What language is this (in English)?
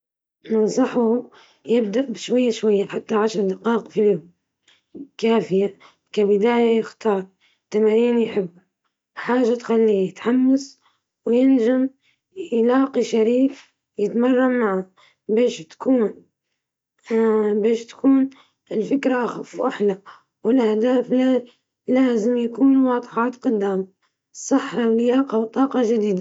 Libyan Arabic